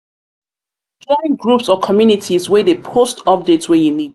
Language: Nigerian Pidgin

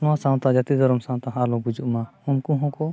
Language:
Santali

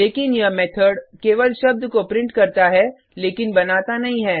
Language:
Hindi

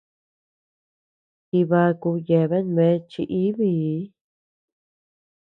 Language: Tepeuxila Cuicatec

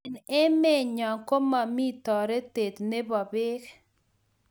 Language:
Kalenjin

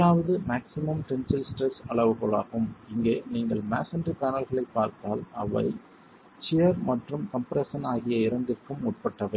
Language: Tamil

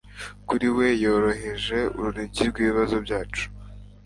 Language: Kinyarwanda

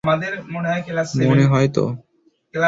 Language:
Bangla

